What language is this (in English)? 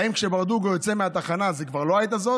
Hebrew